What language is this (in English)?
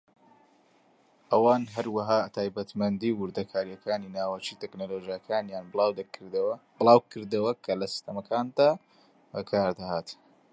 Central Kurdish